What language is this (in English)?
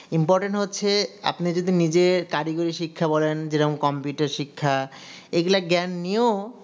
Bangla